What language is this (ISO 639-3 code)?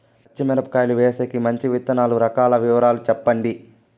tel